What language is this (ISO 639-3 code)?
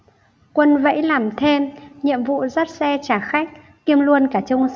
vie